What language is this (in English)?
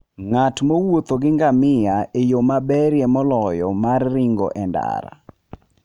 Luo (Kenya and Tanzania)